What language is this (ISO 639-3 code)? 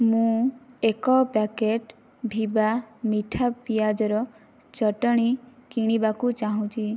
ori